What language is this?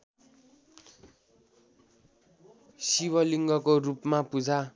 Nepali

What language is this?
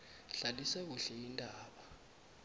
South Ndebele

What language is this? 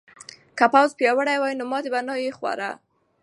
Pashto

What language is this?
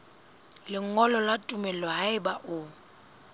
Southern Sotho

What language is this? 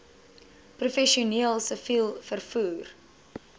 Afrikaans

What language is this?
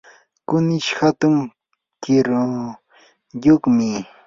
Yanahuanca Pasco Quechua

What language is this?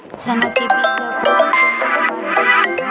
Chhattisgarhi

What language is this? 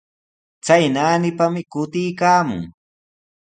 Sihuas Ancash Quechua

